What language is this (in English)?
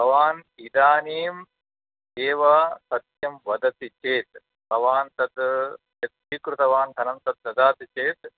Sanskrit